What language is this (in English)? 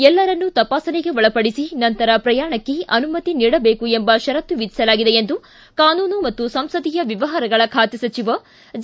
Kannada